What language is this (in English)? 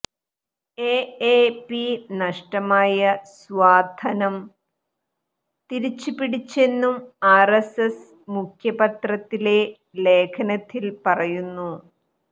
Malayalam